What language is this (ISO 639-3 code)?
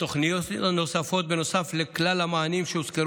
heb